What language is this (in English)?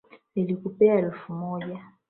Swahili